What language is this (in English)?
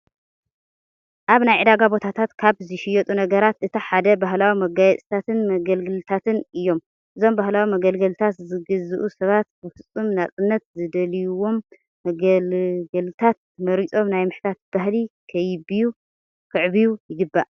Tigrinya